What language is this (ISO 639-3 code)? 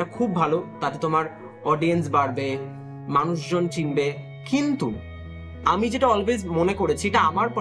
ben